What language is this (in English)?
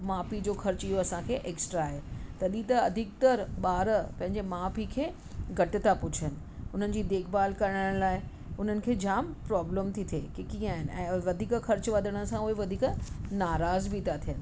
Sindhi